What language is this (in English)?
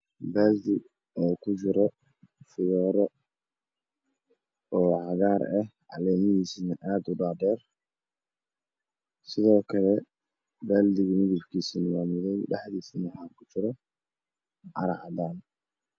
Somali